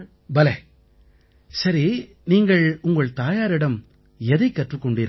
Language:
Tamil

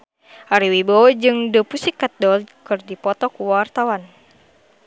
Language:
Sundanese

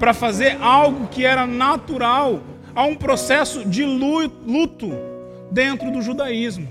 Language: Portuguese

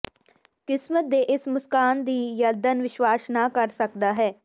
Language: Punjabi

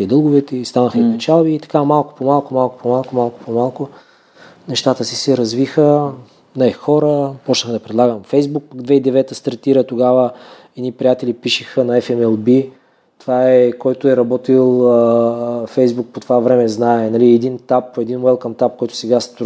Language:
Bulgarian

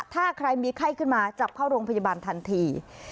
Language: Thai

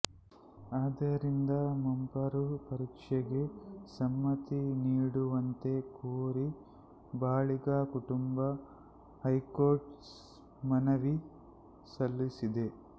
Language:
Kannada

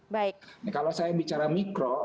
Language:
Indonesian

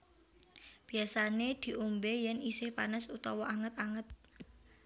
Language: Javanese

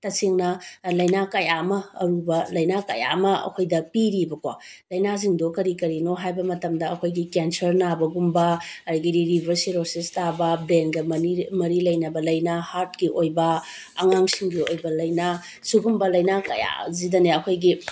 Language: Manipuri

